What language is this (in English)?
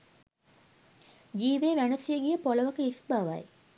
Sinhala